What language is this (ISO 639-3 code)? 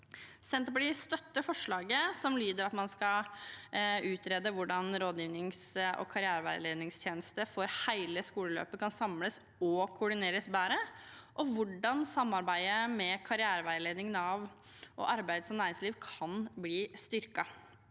nor